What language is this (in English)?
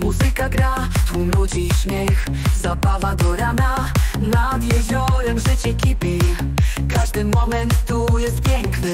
Polish